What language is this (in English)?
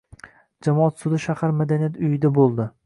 Uzbek